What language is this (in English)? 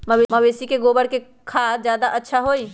Magahi